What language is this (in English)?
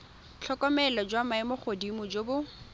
Tswana